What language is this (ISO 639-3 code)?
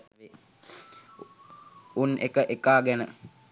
sin